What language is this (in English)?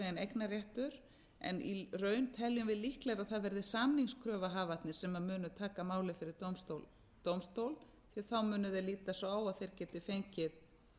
Icelandic